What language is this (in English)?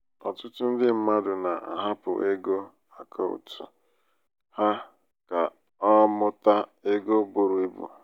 Igbo